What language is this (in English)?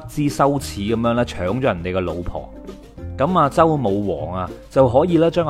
Chinese